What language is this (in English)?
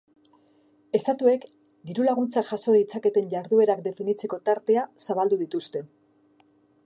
Basque